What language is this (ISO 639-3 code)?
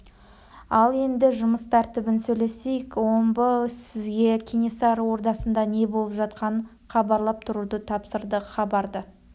kaz